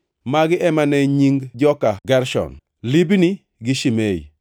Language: Luo (Kenya and Tanzania)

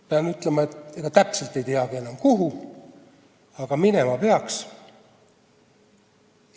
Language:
Estonian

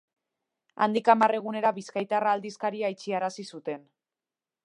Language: Basque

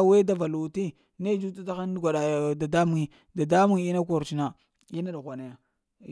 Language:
Lamang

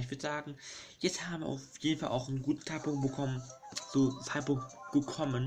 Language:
German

